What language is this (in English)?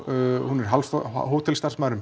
Icelandic